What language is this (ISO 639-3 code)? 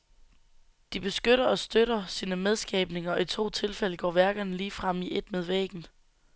dan